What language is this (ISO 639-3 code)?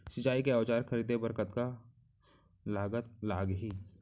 hne